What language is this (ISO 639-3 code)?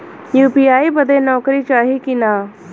bho